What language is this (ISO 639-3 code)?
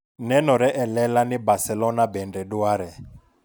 luo